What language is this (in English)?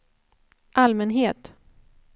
Swedish